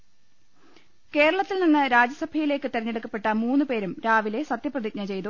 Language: Malayalam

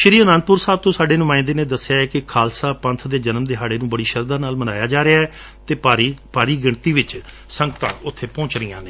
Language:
Punjabi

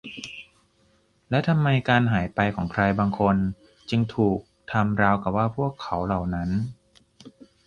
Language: Thai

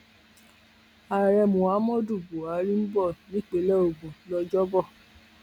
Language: Yoruba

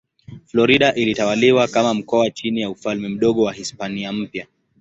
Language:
Swahili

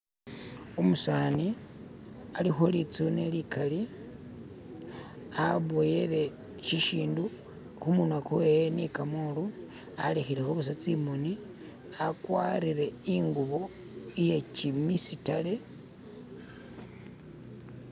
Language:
Masaaba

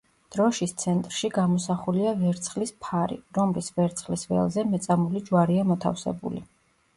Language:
Georgian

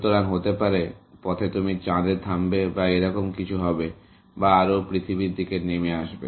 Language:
Bangla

